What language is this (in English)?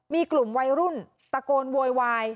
Thai